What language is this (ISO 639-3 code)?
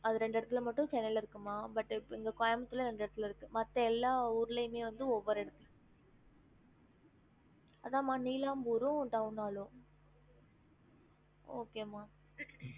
tam